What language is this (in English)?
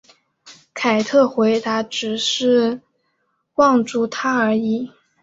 Chinese